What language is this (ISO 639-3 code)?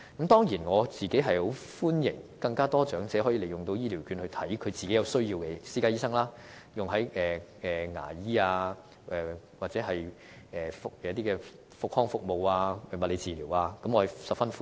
yue